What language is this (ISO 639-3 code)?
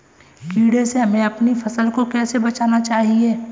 hin